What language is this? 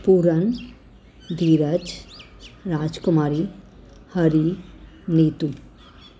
Sindhi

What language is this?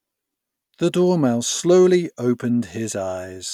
English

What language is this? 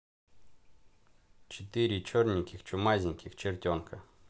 Russian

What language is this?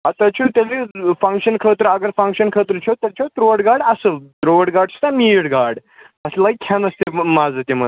Kashmiri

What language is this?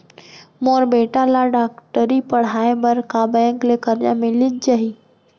Chhattisgarhi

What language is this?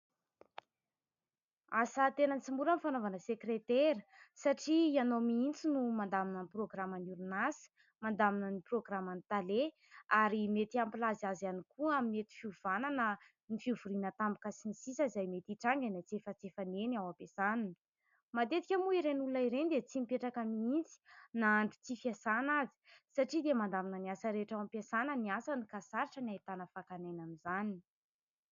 Malagasy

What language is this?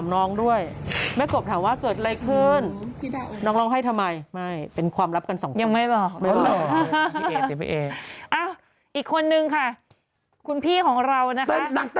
Thai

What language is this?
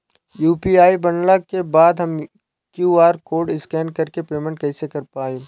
Bhojpuri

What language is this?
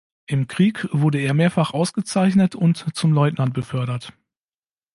German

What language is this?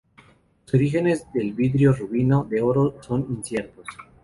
Spanish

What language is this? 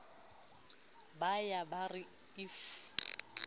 Southern Sotho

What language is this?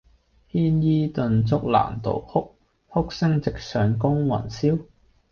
Cantonese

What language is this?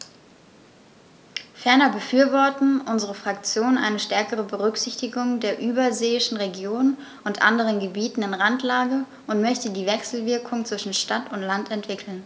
German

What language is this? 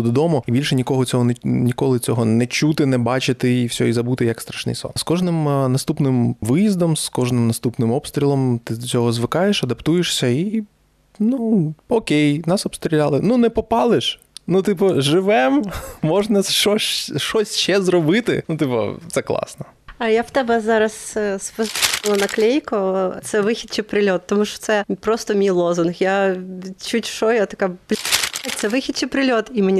Ukrainian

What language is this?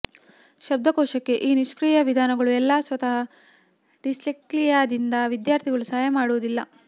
Kannada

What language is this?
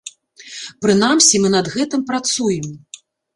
Belarusian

